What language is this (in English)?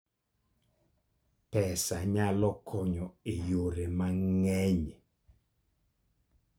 Luo (Kenya and Tanzania)